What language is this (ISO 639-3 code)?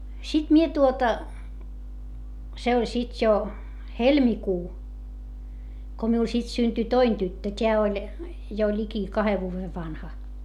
fin